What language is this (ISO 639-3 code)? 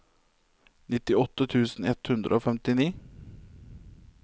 nor